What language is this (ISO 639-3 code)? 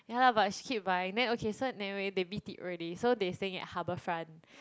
eng